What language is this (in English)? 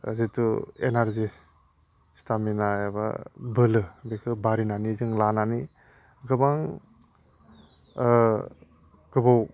Bodo